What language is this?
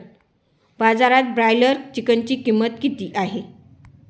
Marathi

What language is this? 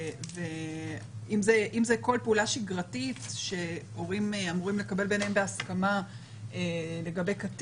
Hebrew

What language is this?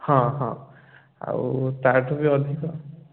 Odia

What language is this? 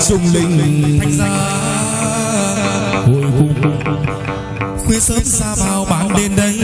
Vietnamese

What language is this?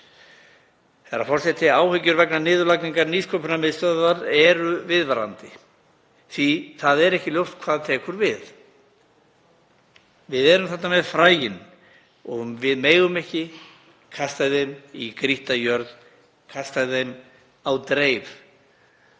Icelandic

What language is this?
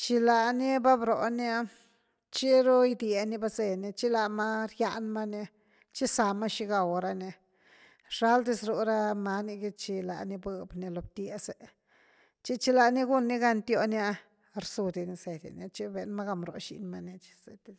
Güilá Zapotec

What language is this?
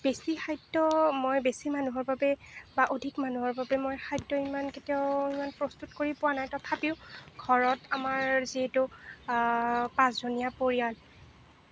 Assamese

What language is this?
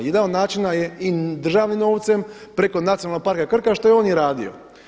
Croatian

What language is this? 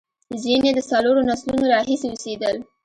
Pashto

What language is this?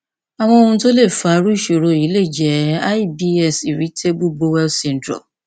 Yoruba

